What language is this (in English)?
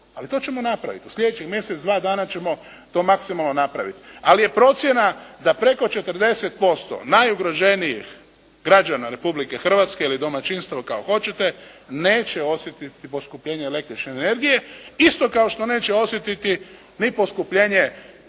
Croatian